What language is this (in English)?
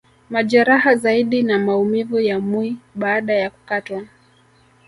Swahili